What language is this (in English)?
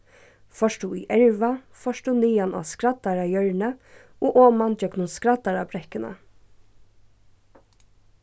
Faroese